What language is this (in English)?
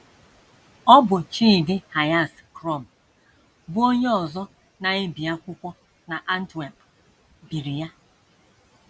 Igbo